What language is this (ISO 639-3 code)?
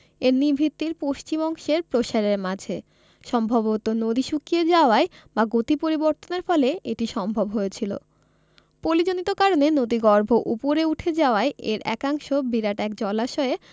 ben